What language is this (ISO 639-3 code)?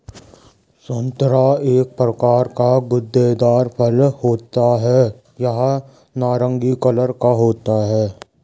hin